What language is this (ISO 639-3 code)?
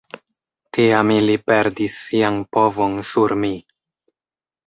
epo